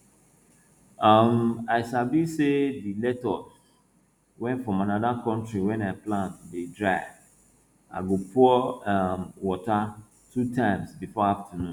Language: Nigerian Pidgin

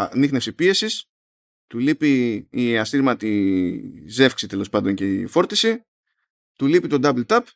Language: Greek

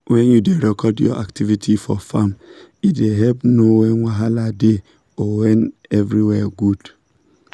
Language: Nigerian Pidgin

